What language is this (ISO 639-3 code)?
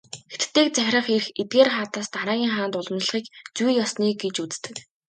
mon